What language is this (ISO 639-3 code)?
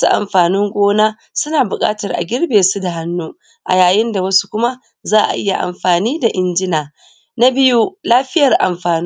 hau